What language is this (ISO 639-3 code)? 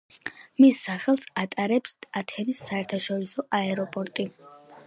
kat